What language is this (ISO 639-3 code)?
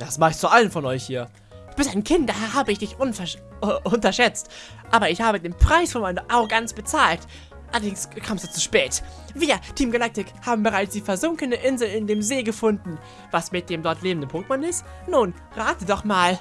deu